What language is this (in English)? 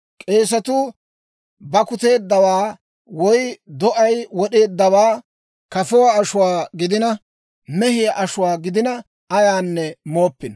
Dawro